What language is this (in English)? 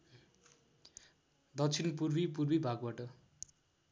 Nepali